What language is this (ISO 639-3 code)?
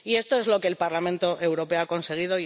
spa